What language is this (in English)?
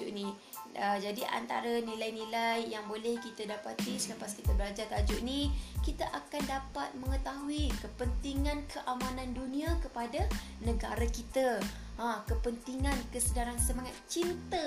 Malay